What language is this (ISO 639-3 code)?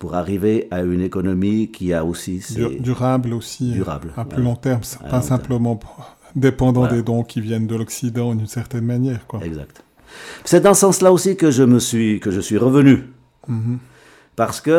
fra